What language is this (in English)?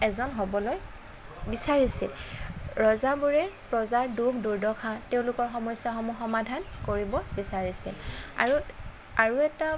Assamese